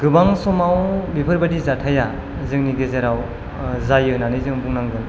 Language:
Bodo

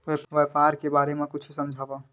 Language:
Chhattisgarhi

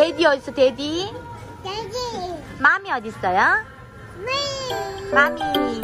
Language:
Korean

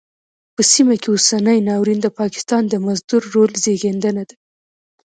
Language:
Pashto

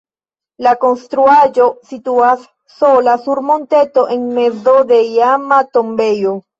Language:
Esperanto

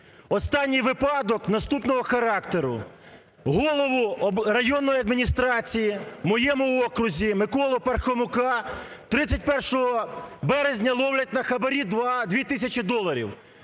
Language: Ukrainian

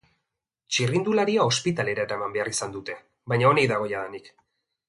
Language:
Basque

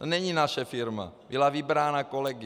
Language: Czech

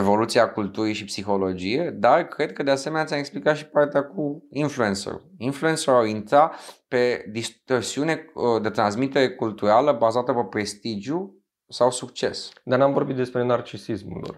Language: Romanian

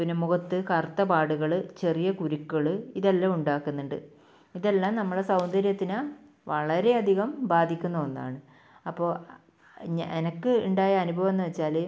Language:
Malayalam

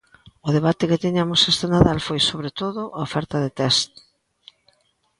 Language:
Galician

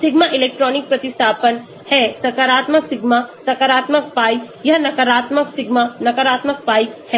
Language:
Hindi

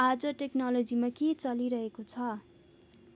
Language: Nepali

